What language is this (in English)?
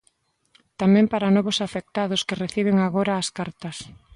Galician